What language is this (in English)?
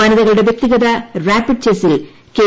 Malayalam